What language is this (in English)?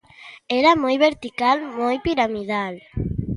Galician